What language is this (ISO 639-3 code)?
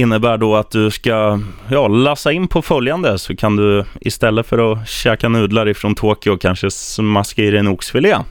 swe